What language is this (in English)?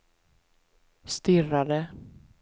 Swedish